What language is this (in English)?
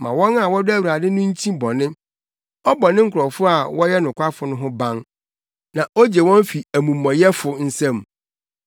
Akan